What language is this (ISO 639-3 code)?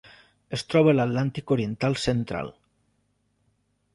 cat